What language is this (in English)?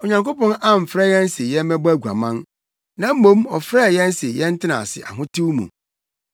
Akan